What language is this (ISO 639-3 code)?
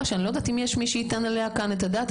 heb